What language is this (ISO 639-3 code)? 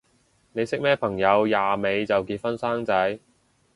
yue